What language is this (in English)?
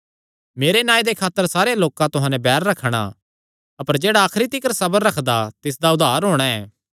Kangri